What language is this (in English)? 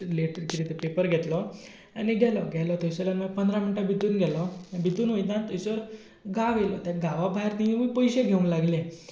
Konkani